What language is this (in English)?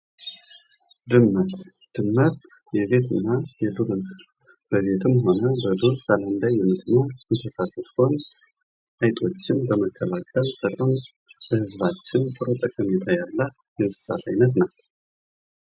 Amharic